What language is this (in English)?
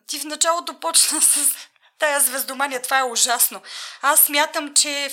Bulgarian